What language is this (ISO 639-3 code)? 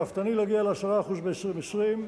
heb